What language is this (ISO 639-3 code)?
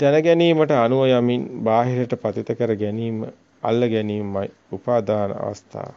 ita